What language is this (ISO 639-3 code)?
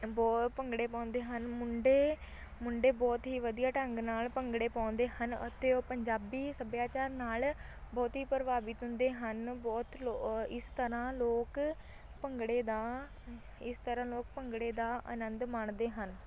pan